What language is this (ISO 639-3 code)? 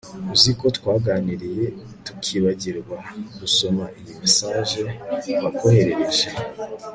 kin